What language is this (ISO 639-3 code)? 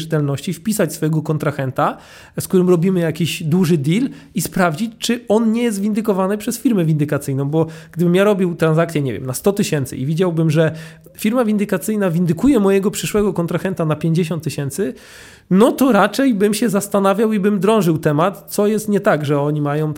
pol